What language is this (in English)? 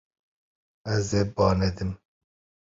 Kurdish